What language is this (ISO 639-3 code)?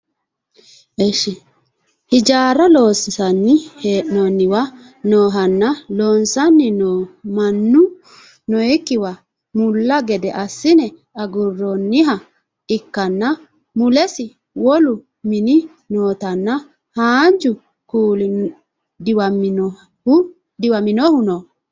sid